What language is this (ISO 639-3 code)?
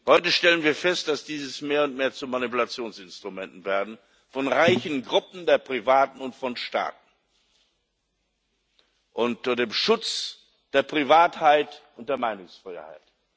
deu